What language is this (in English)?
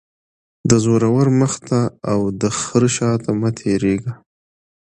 Pashto